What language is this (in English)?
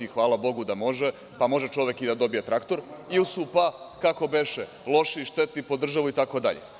Serbian